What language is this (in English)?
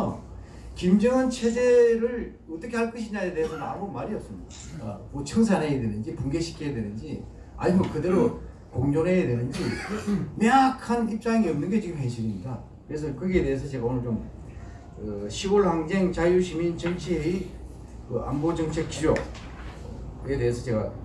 Korean